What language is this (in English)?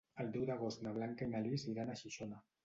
Catalan